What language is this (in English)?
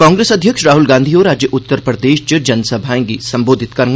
Dogri